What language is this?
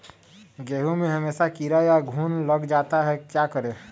Magahi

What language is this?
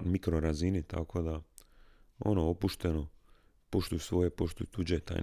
Croatian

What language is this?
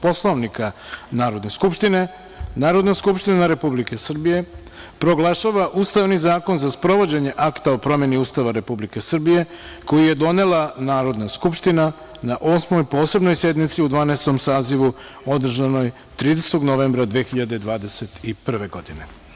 Serbian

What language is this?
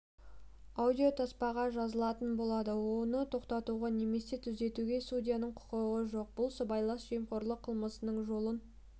Kazakh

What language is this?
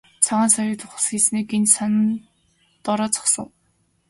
Mongolian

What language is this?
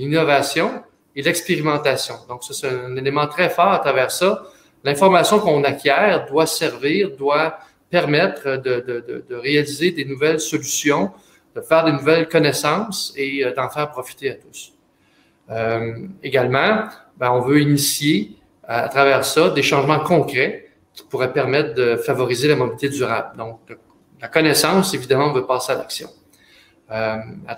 French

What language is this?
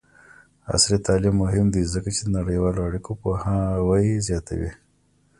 Pashto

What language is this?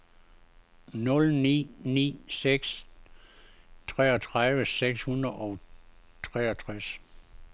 Danish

